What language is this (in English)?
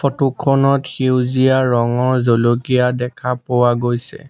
Assamese